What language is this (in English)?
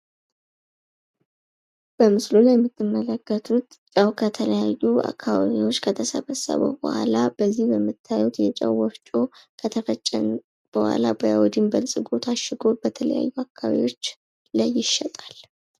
Amharic